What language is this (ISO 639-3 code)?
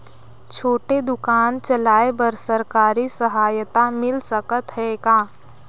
hne